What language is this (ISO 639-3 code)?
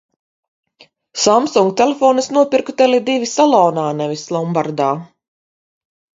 lav